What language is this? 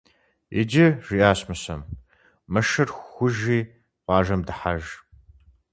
Kabardian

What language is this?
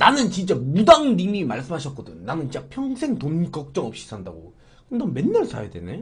Korean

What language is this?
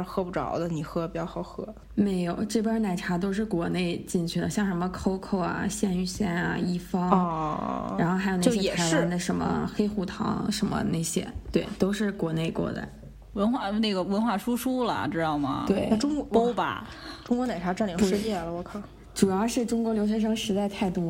Chinese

